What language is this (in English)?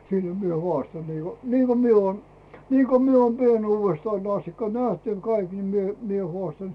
Finnish